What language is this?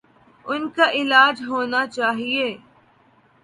Urdu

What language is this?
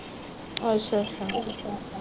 Punjabi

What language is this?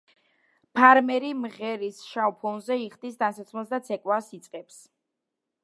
Georgian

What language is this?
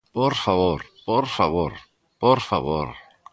Galician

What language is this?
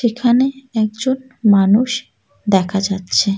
Bangla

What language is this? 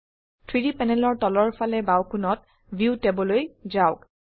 Assamese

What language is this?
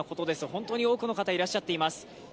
Japanese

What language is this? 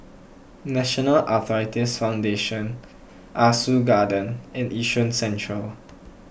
English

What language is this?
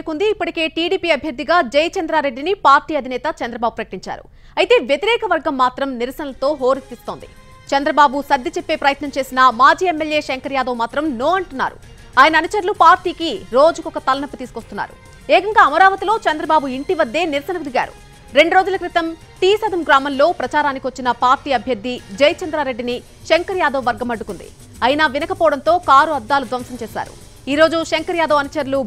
Telugu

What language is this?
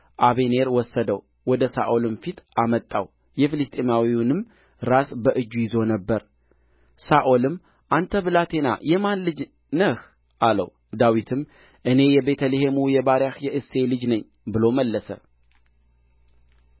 Amharic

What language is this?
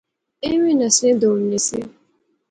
Pahari-Potwari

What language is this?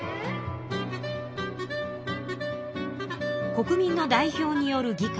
Japanese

